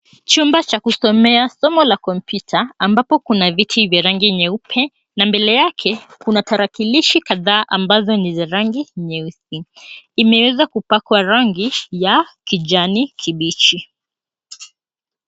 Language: Swahili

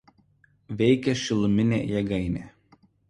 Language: Lithuanian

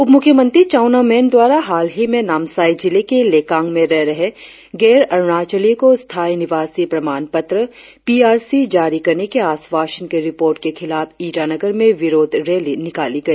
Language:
Hindi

